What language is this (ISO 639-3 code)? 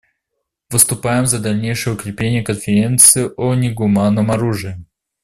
rus